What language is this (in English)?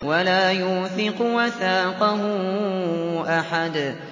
Arabic